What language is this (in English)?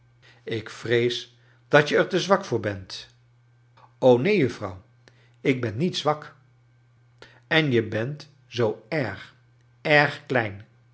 Dutch